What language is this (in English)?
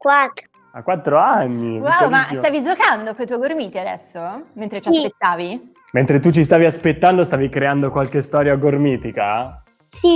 Italian